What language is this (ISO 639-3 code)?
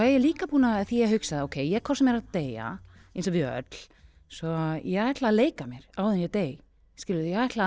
isl